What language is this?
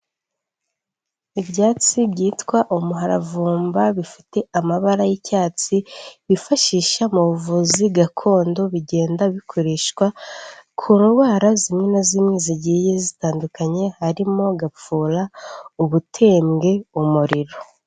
Kinyarwanda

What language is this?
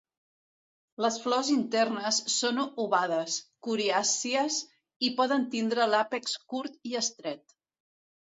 Catalan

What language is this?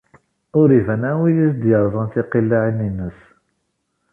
Kabyle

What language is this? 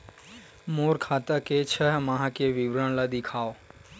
Chhattisgarhi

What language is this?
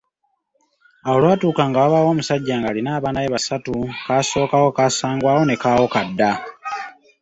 Ganda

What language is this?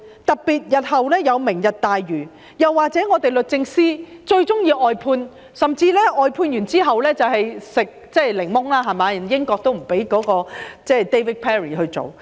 Cantonese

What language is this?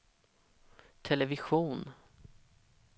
Swedish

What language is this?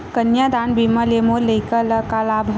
Chhattisgarhi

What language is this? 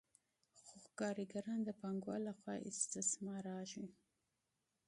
Pashto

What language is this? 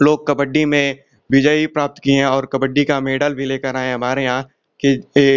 Hindi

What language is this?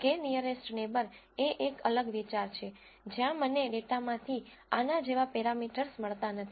Gujarati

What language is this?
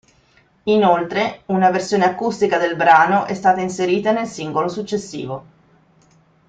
Italian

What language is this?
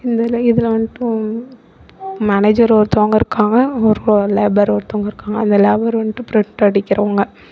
Tamil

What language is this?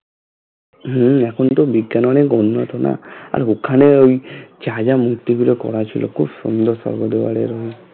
Bangla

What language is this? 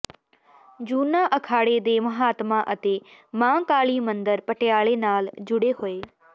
Punjabi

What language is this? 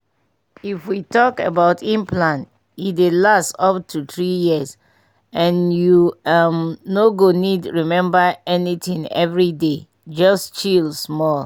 Nigerian Pidgin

